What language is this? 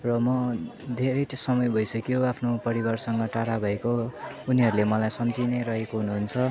Nepali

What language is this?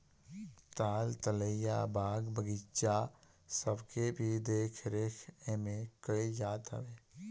Bhojpuri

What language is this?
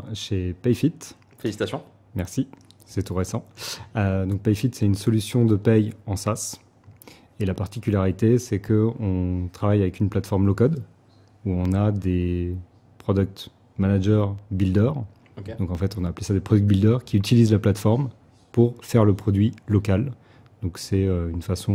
French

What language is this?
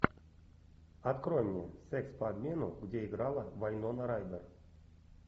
Russian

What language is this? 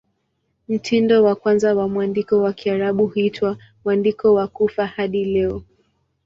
Swahili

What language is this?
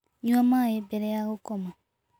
Kikuyu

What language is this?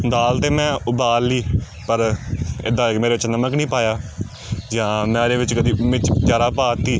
Punjabi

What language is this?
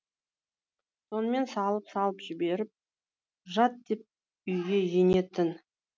Kazakh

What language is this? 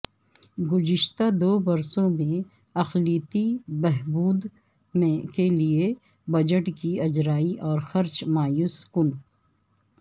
Urdu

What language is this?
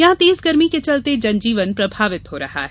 Hindi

